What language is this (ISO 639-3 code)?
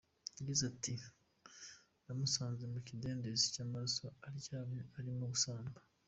kin